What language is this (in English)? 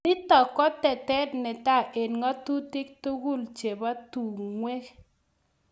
Kalenjin